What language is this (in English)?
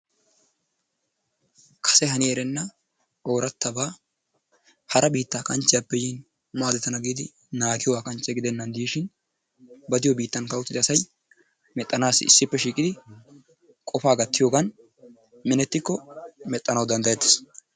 Wolaytta